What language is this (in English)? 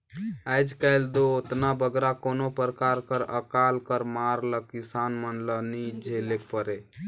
Chhattisgarhi